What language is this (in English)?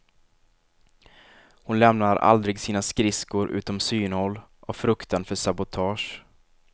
Swedish